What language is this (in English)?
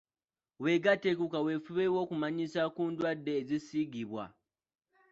Ganda